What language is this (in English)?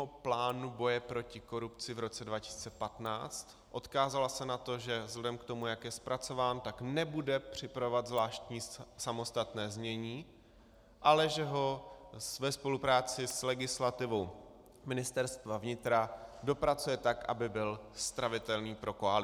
Czech